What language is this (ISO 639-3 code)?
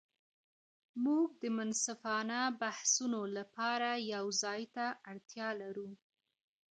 pus